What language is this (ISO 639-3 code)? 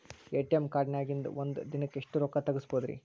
kan